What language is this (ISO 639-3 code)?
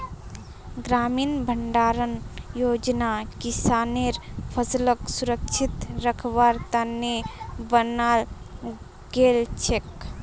mag